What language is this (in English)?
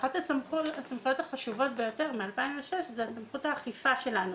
Hebrew